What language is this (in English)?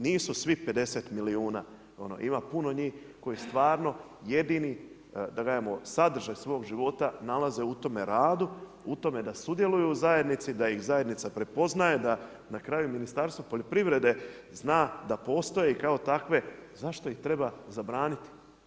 Croatian